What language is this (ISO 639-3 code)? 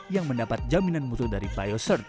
ind